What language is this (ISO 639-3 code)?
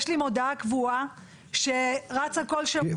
heb